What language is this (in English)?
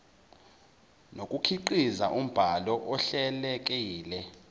Zulu